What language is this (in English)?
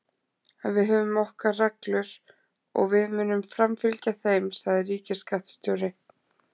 Icelandic